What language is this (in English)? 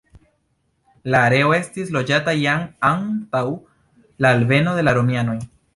Esperanto